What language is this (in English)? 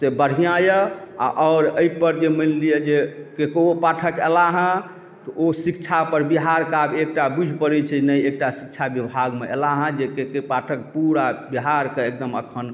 Maithili